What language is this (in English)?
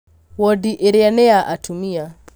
Kikuyu